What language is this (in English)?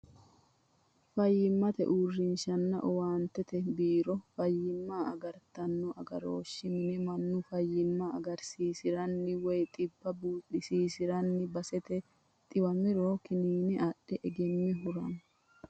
Sidamo